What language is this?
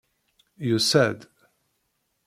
Kabyle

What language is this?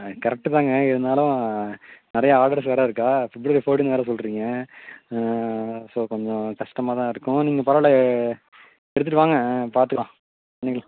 Tamil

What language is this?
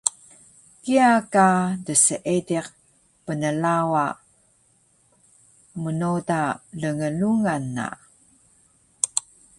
Taroko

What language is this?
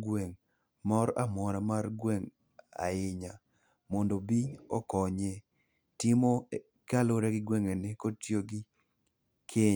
Luo (Kenya and Tanzania)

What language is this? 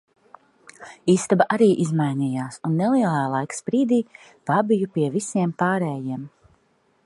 Latvian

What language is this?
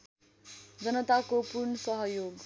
Nepali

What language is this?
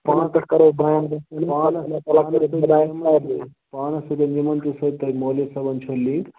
Kashmiri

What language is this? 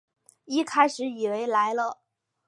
Chinese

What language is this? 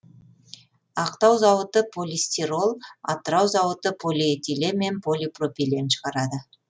Kazakh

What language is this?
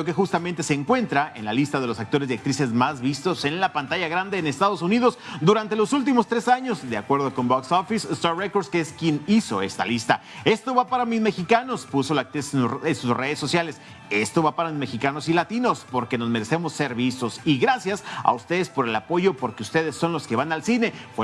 Spanish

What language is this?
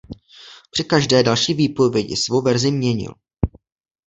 Czech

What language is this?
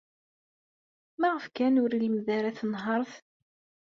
Kabyle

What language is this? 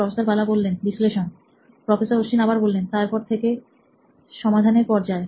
Bangla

